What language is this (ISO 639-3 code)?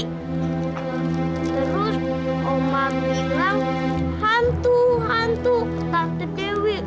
ind